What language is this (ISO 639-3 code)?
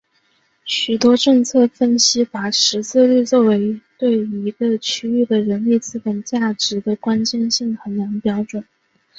zho